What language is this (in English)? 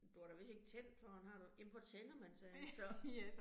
Danish